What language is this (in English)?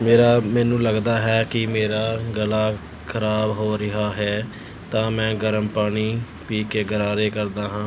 Punjabi